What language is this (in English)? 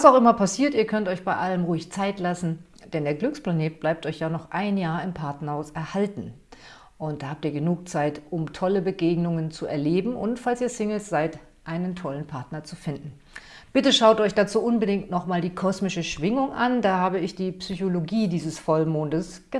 German